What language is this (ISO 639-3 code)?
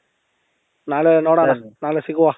kan